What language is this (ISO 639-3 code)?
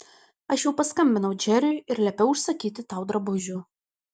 lit